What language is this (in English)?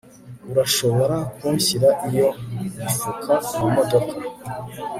Kinyarwanda